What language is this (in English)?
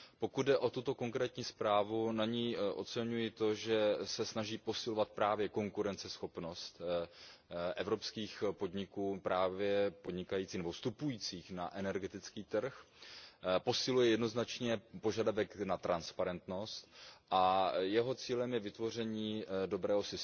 Czech